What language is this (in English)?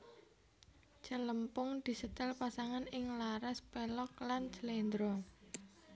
Javanese